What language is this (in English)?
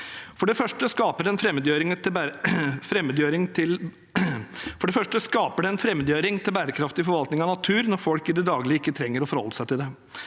Norwegian